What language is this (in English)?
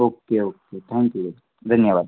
Gujarati